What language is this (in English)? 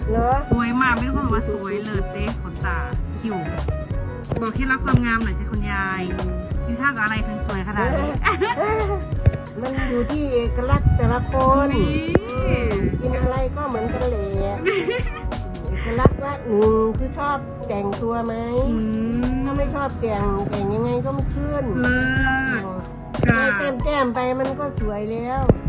Thai